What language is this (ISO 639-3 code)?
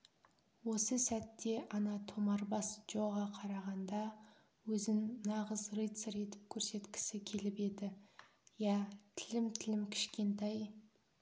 kaz